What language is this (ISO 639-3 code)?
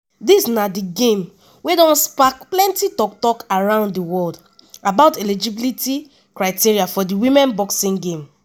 pcm